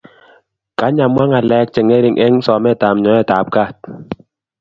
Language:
Kalenjin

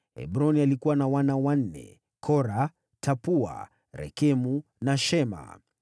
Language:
Swahili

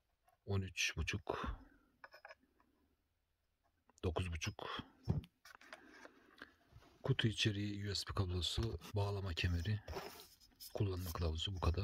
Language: Turkish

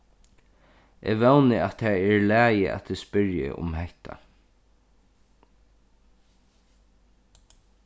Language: Faroese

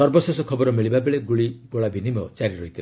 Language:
Odia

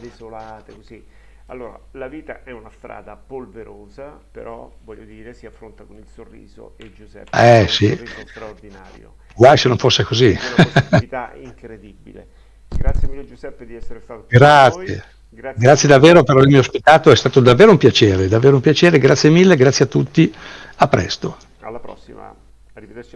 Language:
Italian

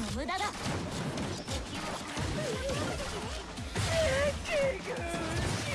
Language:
Japanese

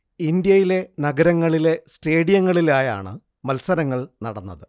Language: Malayalam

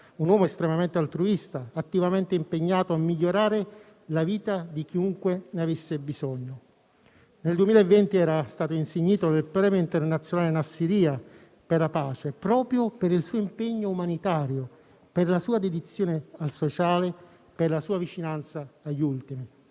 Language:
Italian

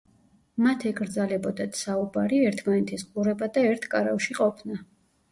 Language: Georgian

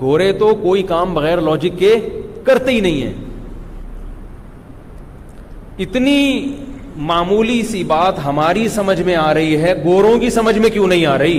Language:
Urdu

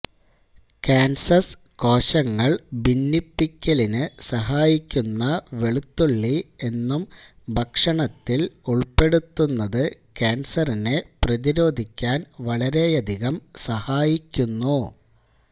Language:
Malayalam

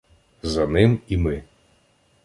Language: Ukrainian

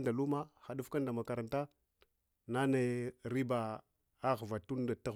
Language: Hwana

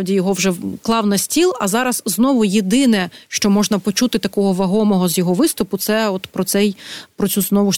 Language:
Ukrainian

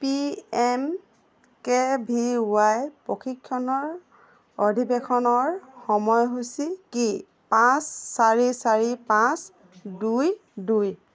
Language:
Assamese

